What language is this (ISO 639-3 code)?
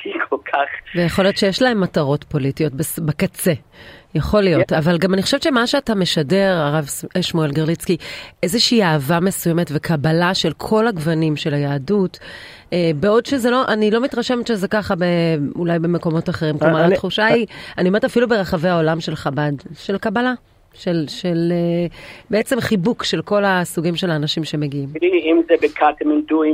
heb